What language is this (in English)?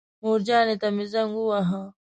Pashto